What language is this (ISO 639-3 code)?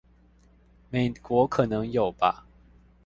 zho